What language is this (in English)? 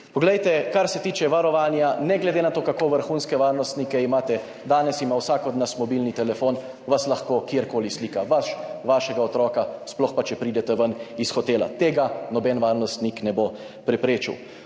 Slovenian